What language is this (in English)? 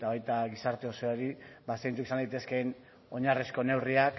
Basque